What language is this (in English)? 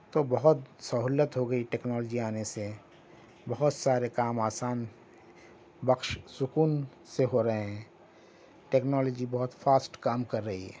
Urdu